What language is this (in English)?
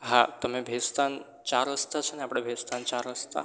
Gujarati